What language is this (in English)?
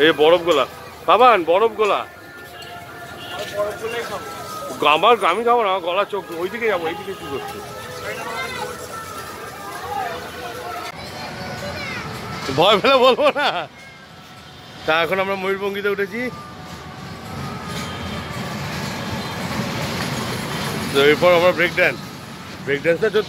Turkish